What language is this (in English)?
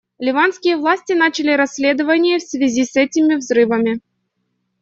Russian